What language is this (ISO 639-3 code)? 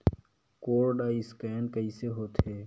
hne